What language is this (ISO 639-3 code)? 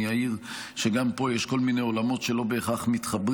heb